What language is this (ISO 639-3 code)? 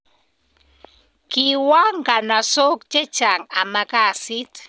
kln